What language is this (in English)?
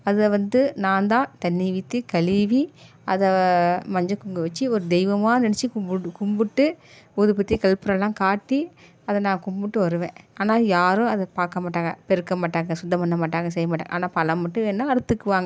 Tamil